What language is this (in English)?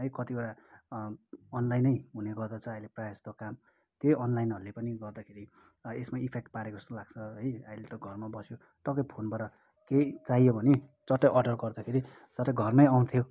Nepali